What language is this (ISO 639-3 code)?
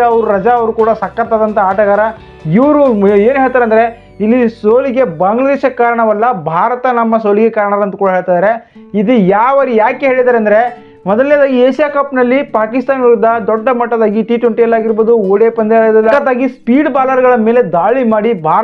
kan